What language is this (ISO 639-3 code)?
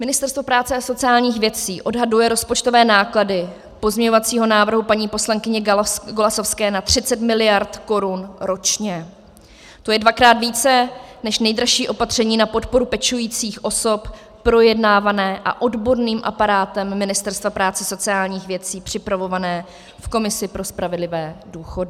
ces